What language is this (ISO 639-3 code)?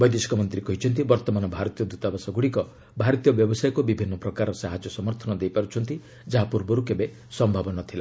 ori